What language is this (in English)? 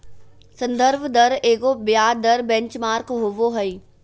Magahi